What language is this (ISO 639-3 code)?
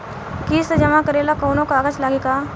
bho